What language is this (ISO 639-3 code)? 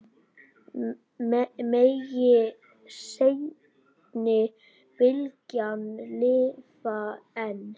isl